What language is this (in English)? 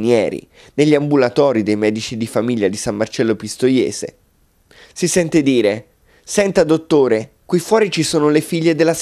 Italian